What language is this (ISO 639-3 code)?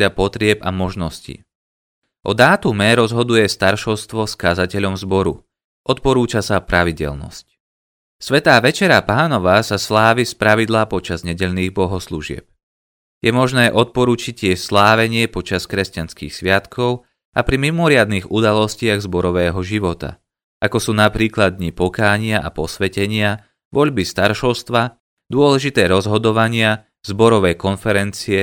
slk